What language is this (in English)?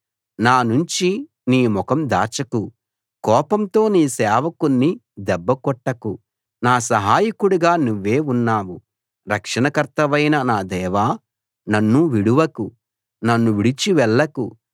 Telugu